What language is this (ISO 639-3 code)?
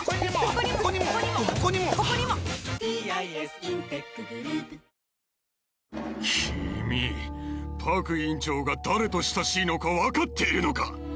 jpn